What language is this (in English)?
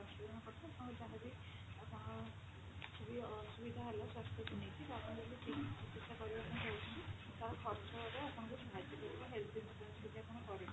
Odia